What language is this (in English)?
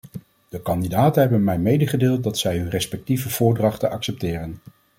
Dutch